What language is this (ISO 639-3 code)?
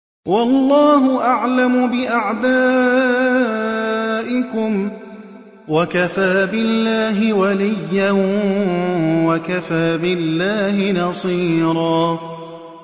ara